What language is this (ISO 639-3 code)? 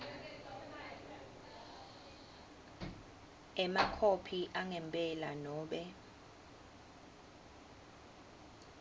ssw